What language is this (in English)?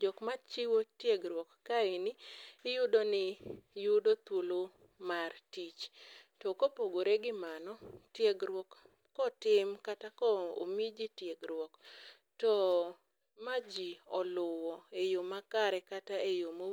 Luo (Kenya and Tanzania)